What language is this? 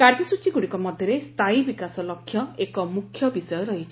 Odia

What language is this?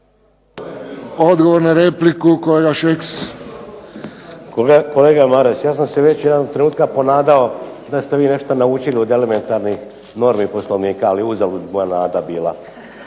Croatian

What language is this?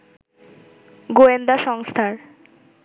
Bangla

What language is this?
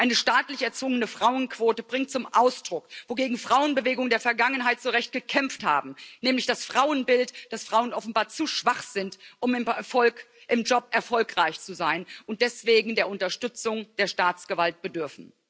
German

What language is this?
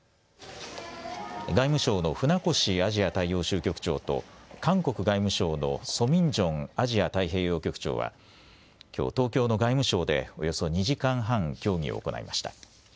Japanese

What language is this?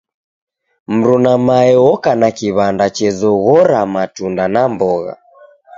Taita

